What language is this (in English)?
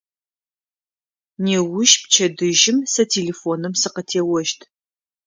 Adyghe